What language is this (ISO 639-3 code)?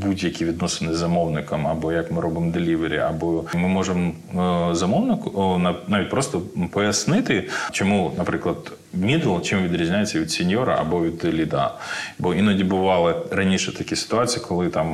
ukr